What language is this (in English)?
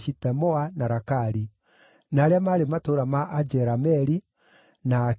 Kikuyu